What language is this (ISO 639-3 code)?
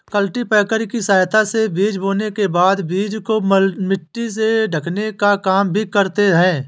hin